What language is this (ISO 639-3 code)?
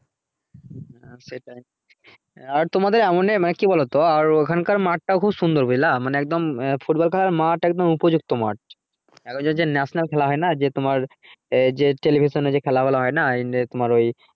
ben